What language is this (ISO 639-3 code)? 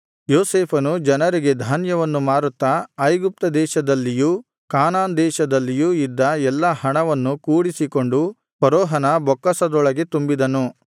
kan